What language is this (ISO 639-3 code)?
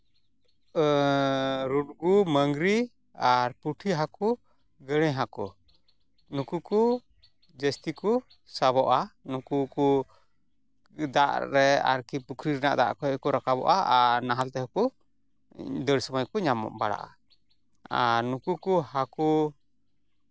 sat